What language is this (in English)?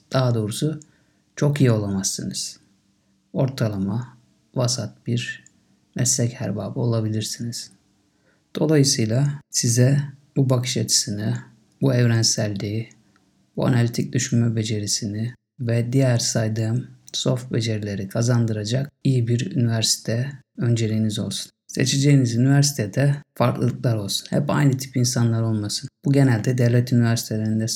Turkish